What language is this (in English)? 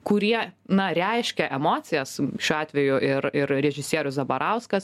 Lithuanian